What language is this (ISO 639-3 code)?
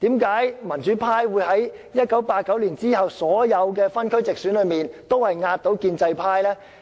yue